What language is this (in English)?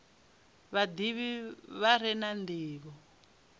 Venda